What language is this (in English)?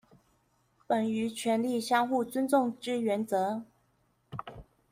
Chinese